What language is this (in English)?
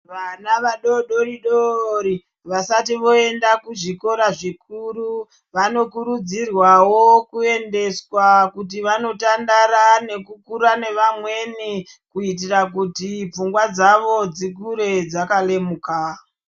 Ndau